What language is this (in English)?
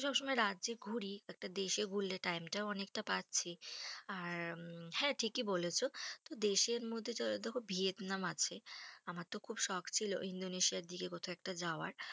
Bangla